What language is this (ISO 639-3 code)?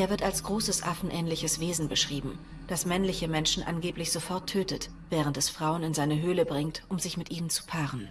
deu